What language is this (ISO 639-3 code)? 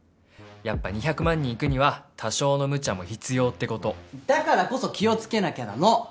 jpn